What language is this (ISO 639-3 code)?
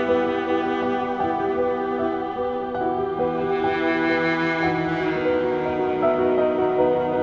ind